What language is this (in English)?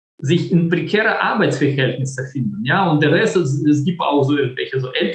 German